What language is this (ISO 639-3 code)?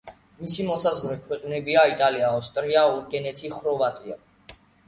kat